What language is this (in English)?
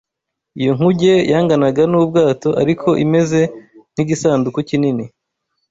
Kinyarwanda